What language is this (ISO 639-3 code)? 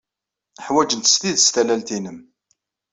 kab